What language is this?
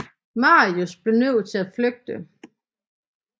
Danish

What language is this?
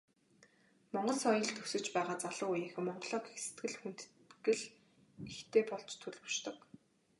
Mongolian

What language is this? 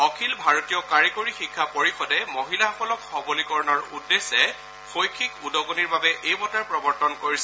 Assamese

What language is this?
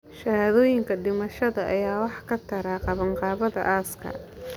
Somali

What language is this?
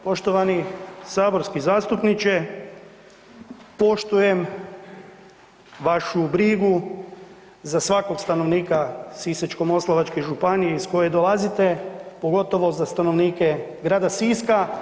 Croatian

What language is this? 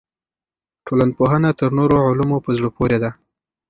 Pashto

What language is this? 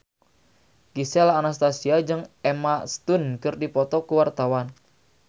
Sundanese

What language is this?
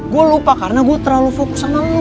Indonesian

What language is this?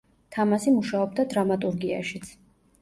Georgian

